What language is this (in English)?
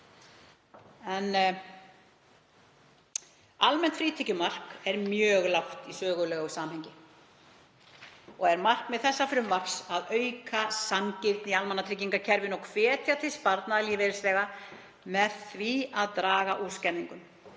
Icelandic